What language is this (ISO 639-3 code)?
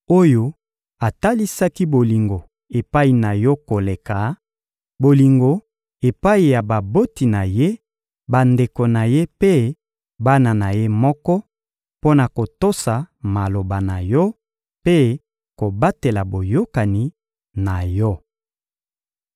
lin